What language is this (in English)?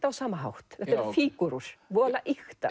Icelandic